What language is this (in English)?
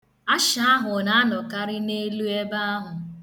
Igbo